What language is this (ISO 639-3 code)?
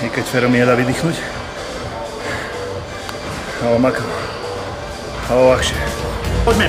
rus